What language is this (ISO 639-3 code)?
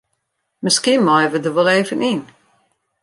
fry